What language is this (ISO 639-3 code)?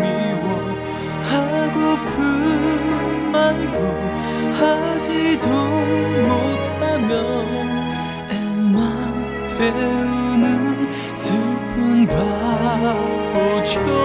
kor